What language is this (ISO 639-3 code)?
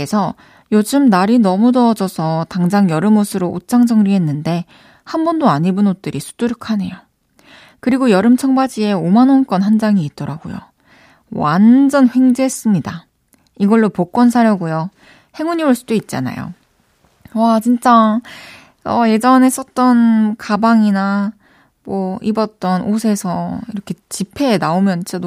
kor